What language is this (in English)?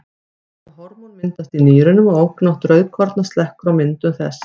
Icelandic